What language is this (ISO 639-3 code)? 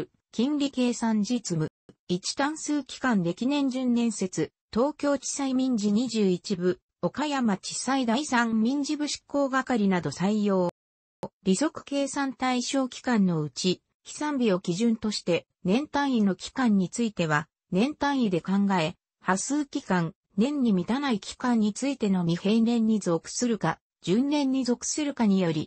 jpn